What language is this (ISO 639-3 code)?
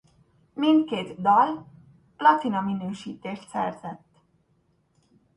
hun